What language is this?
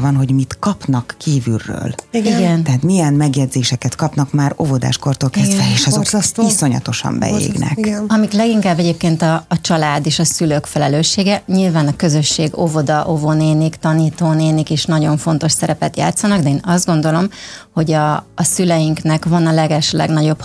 Hungarian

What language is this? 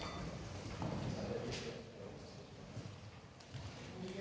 Danish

